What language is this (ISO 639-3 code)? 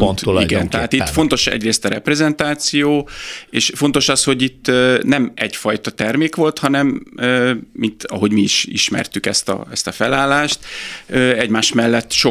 hun